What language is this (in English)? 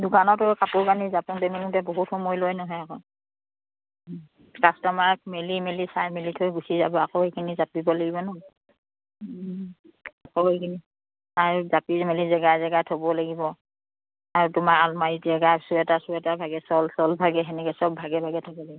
Assamese